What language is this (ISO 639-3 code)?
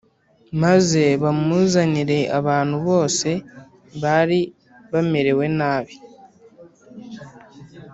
kin